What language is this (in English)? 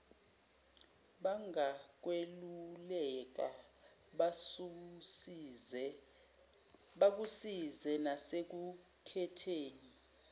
Zulu